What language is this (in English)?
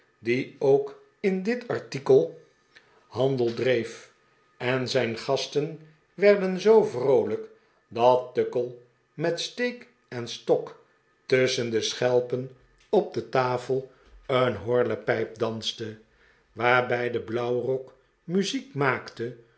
Dutch